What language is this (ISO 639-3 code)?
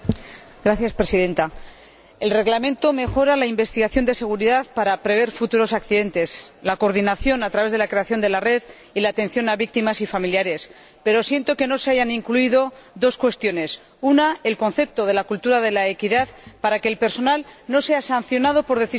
spa